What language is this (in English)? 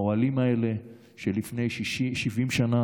Hebrew